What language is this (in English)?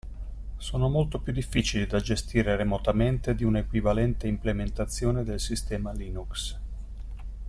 Italian